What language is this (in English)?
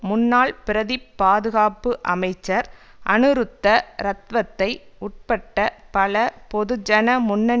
Tamil